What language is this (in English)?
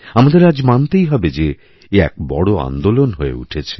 Bangla